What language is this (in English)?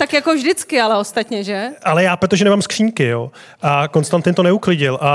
Czech